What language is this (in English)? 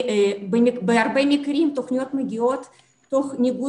Hebrew